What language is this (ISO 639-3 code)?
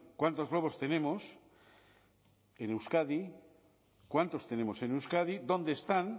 spa